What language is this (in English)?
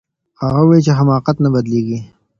Pashto